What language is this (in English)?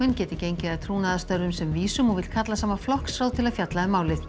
Icelandic